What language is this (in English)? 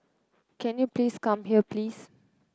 English